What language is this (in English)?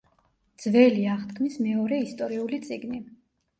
Georgian